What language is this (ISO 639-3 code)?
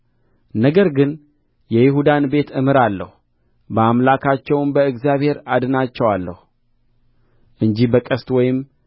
amh